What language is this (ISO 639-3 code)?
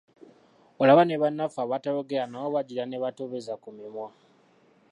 lug